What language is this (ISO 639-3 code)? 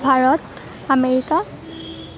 asm